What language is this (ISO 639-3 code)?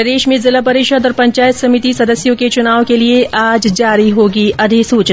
hin